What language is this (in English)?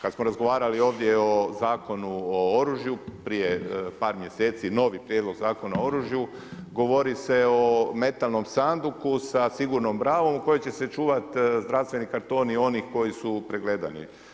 Croatian